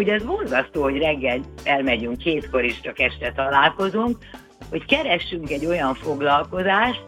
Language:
Hungarian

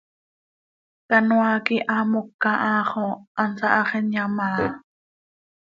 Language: Seri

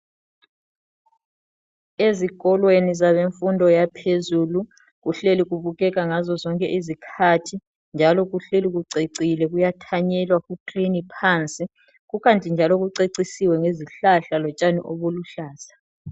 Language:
North Ndebele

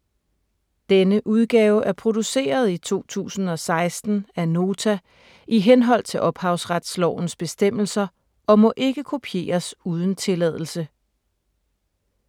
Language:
Danish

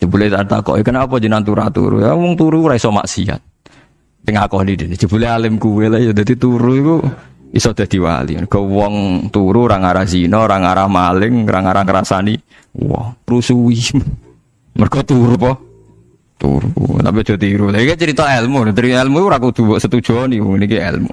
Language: Indonesian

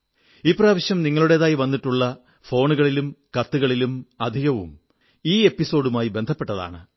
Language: Malayalam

